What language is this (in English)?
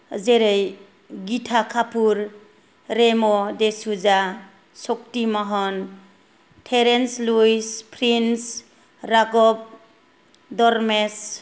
Bodo